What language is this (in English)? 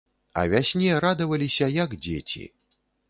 Belarusian